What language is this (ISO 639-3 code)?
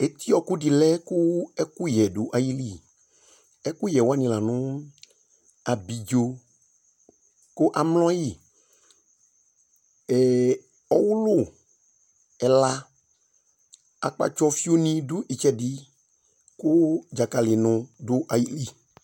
kpo